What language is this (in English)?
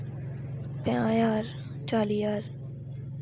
Dogri